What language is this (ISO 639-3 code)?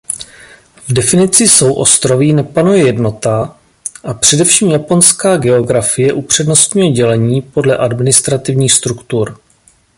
ces